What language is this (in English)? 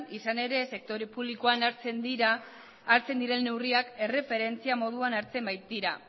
Basque